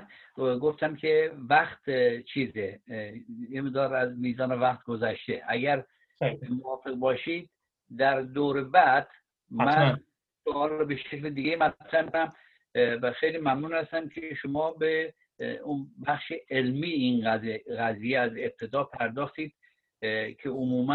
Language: Persian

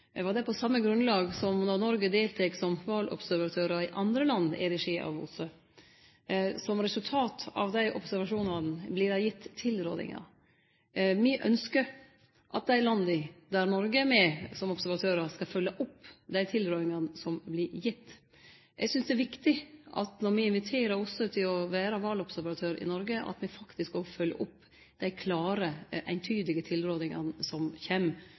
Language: Norwegian Nynorsk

